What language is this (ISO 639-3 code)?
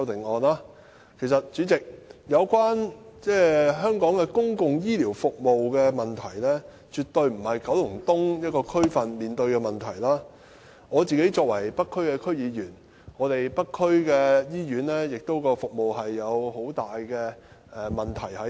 yue